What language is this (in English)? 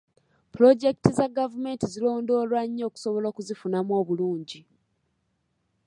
Ganda